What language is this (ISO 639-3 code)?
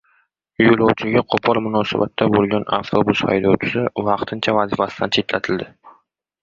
uzb